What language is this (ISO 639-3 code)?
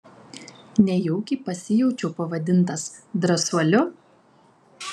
lit